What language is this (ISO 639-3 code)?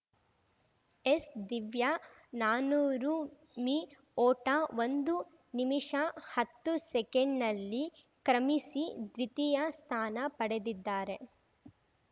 kan